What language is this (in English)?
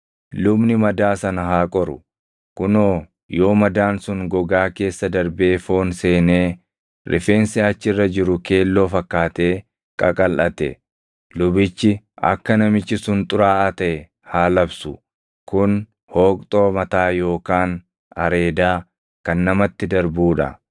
Oromo